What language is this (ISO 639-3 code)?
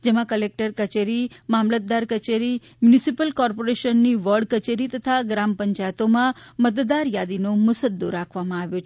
guj